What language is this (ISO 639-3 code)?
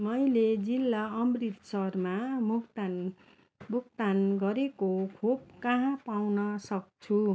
nep